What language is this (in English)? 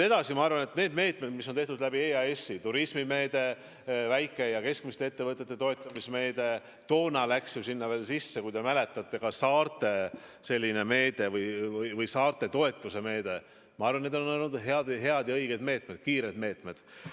Estonian